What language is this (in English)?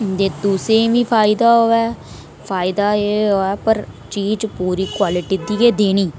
Dogri